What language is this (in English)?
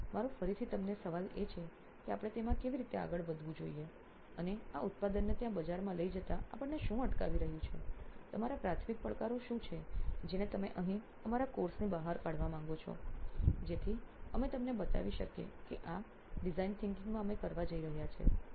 Gujarati